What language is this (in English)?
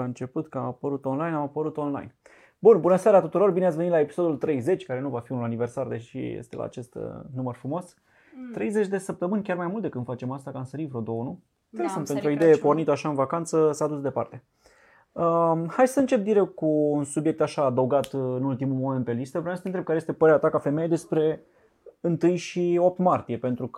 Romanian